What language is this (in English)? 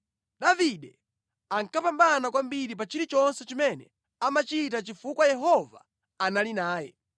Nyanja